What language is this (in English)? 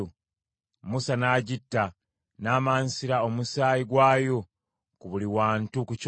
Ganda